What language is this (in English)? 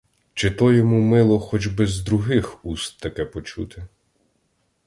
Ukrainian